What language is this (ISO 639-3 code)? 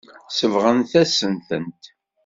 kab